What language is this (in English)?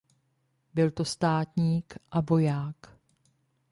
Czech